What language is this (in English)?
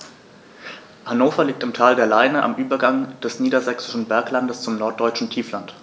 German